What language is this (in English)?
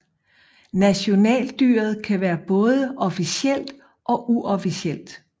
Danish